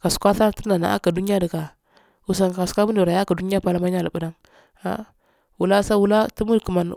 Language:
Afade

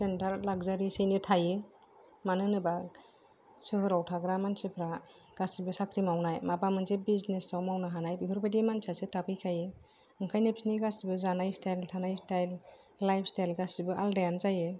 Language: Bodo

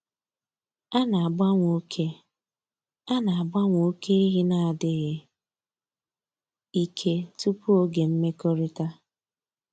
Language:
Igbo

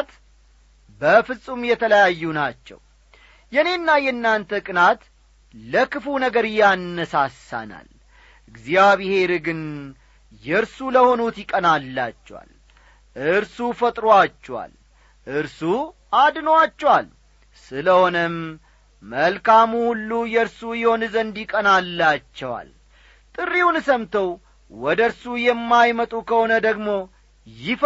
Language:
Amharic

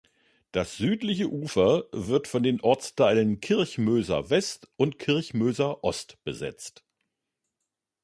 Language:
German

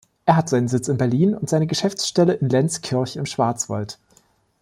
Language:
German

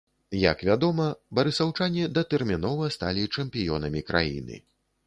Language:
Belarusian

